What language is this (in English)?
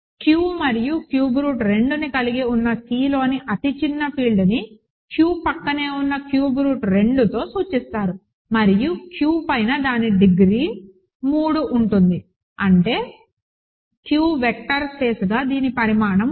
Telugu